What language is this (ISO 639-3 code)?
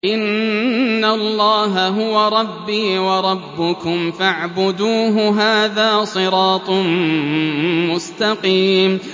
ara